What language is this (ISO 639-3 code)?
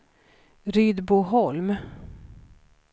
swe